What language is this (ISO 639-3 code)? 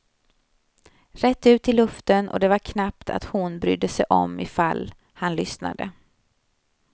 swe